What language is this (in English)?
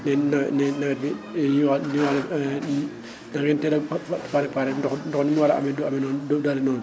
Wolof